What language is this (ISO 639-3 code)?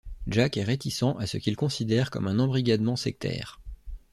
fra